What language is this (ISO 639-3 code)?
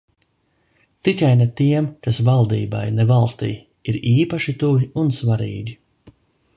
lav